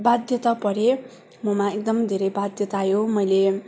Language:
Nepali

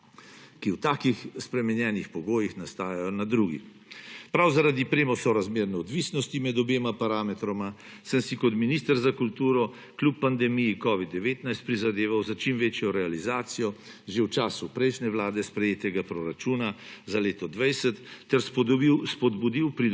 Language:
Slovenian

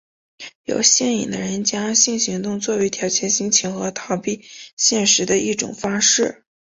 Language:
Chinese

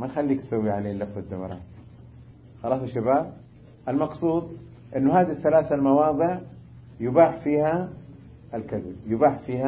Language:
Arabic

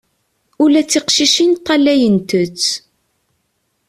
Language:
Kabyle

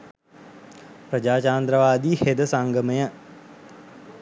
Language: Sinhala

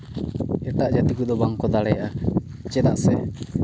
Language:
Santali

